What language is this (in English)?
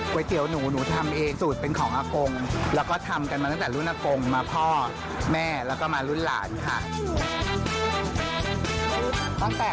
Thai